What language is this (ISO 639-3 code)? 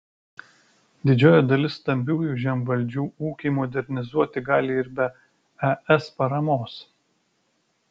lit